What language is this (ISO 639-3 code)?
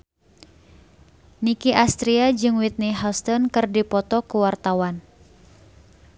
sun